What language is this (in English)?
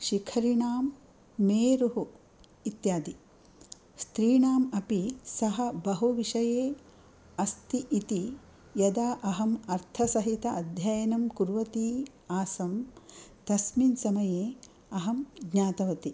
Sanskrit